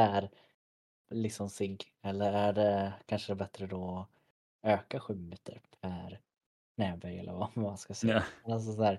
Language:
Swedish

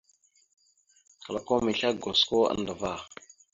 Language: Mada (Cameroon)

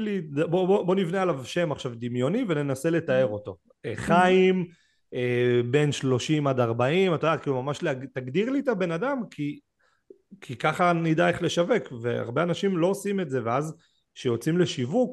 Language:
Hebrew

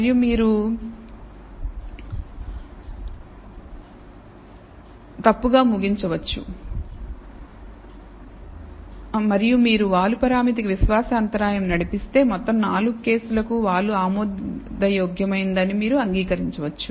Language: Telugu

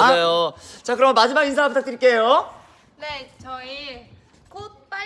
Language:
Korean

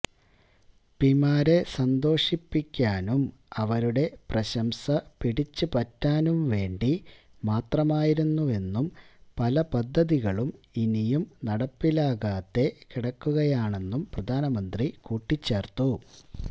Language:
Malayalam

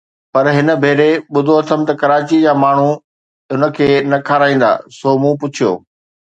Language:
Sindhi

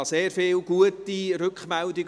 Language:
Swiss German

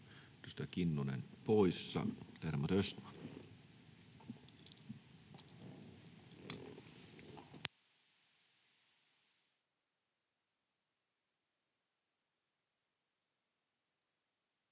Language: Finnish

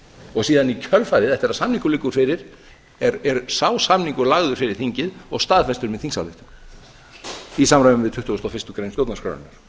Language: Icelandic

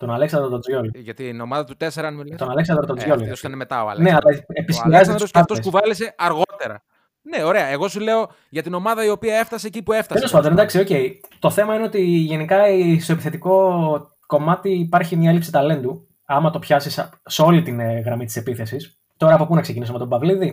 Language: Greek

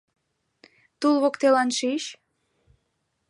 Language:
Mari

